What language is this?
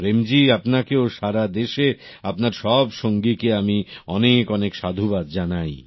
Bangla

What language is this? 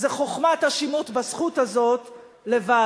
Hebrew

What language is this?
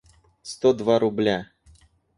Russian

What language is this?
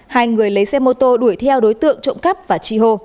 Vietnamese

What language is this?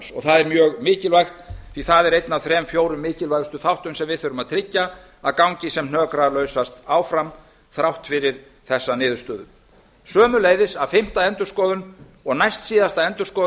Icelandic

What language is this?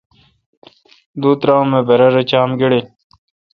Kalkoti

